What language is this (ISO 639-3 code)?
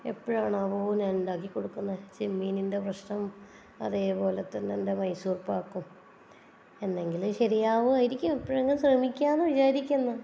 mal